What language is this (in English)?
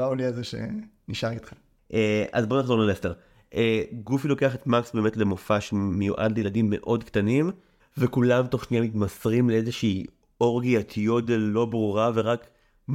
Hebrew